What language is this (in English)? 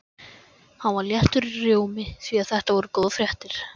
Icelandic